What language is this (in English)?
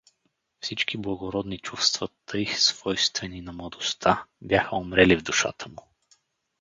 Bulgarian